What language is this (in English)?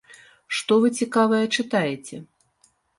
Belarusian